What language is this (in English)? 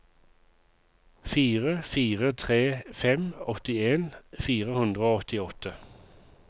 Norwegian